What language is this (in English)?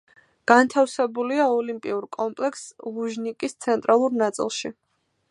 Georgian